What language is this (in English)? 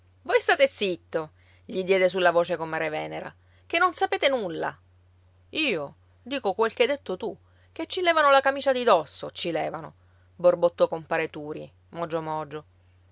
Italian